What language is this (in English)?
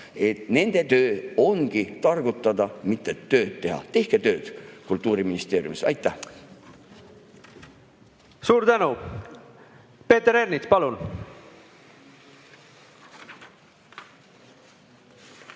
Estonian